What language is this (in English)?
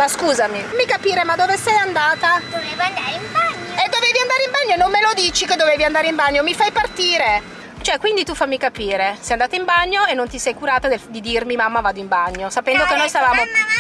Italian